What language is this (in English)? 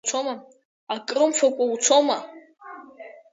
Abkhazian